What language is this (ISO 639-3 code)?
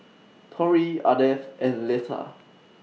eng